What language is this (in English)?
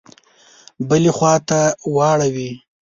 Pashto